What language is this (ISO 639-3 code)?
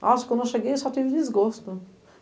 por